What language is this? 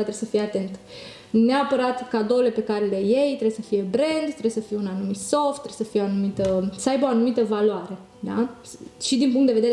Romanian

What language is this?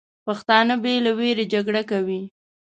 Pashto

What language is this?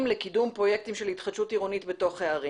Hebrew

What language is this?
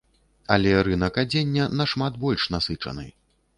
Belarusian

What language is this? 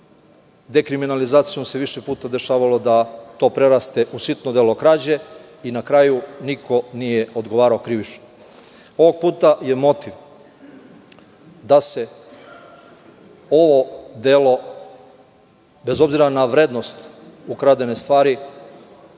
Serbian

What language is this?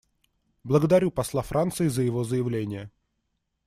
Russian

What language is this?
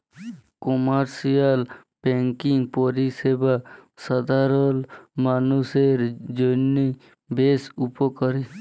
Bangla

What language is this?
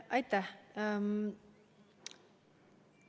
Estonian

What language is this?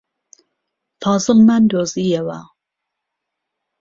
Central Kurdish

